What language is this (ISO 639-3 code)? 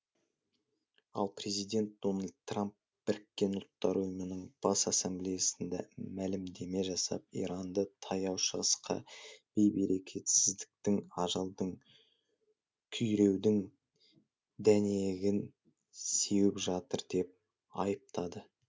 kaz